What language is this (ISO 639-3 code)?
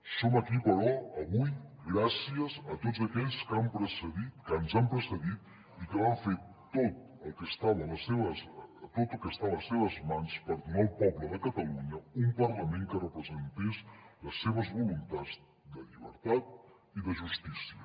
cat